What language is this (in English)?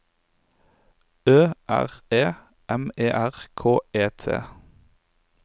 Norwegian